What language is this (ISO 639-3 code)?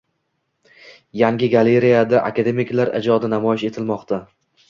uzb